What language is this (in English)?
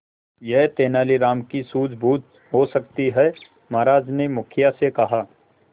Hindi